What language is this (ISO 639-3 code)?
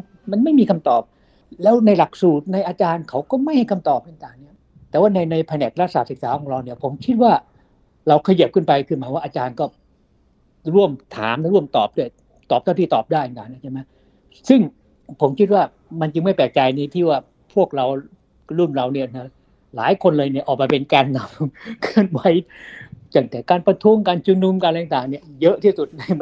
tha